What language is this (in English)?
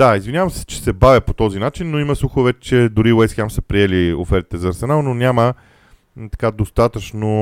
Bulgarian